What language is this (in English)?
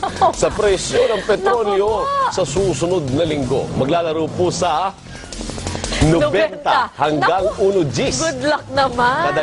Filipino